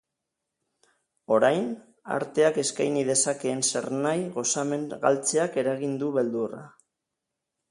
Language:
Basque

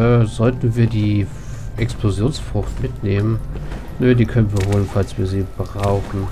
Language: German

